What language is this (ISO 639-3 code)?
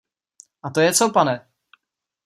ces